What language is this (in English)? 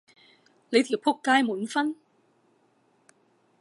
Cantonese